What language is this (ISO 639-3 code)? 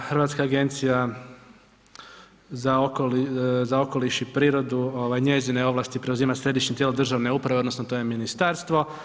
hrv